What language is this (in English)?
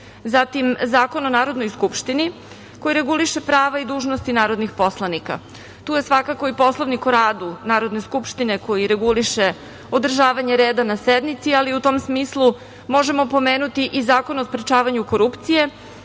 Serbian